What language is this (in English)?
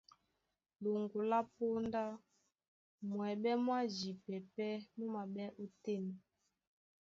Duala